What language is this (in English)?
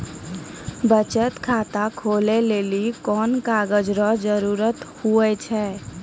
Maithili